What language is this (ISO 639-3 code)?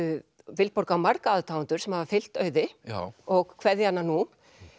isl